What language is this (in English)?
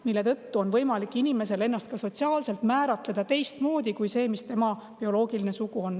Estonian